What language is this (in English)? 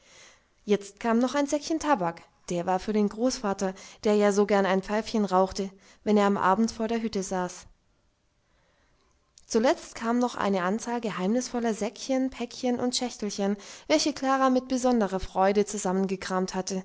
German